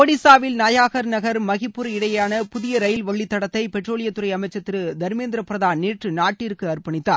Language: Tamil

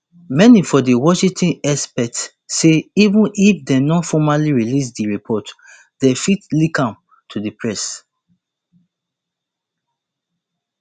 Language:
Nigerian Pidgin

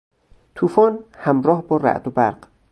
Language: Persian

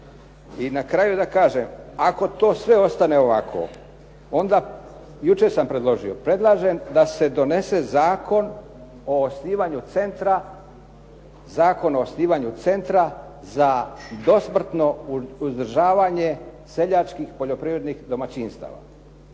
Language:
Croatian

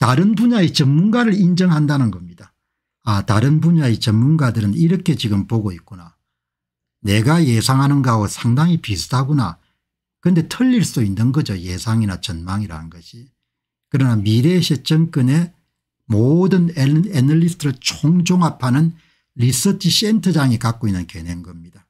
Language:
Korean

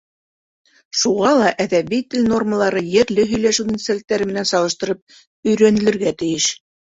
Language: Bashkir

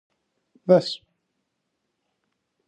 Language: Greek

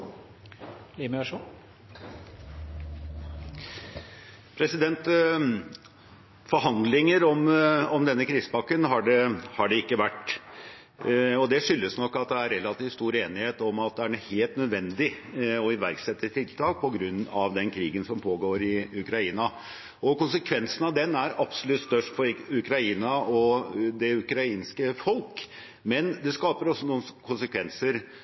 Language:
Norwegian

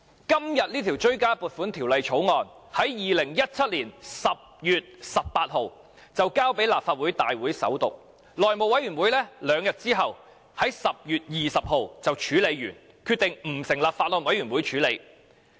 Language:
Cantonese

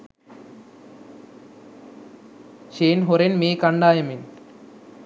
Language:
Sinhala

